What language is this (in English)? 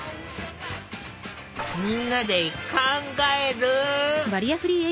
Japanese